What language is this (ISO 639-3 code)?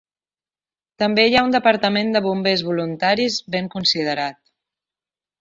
cat